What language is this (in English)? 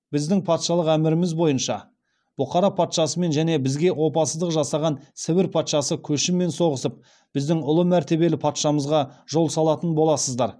Kazakh